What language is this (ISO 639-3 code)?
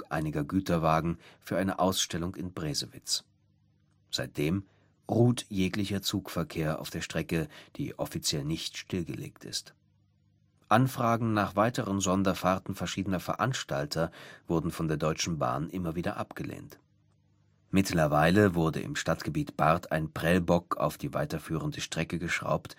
deu